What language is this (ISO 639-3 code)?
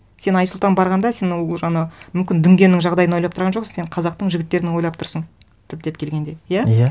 kaz